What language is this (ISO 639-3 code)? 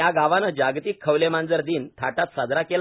mar